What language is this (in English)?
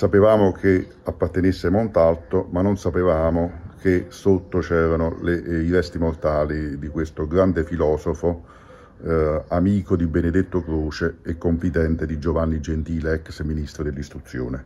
Italian